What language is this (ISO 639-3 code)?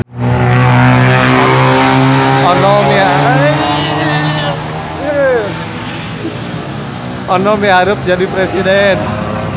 sun